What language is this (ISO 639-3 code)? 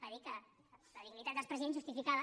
cat